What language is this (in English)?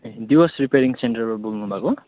Nepali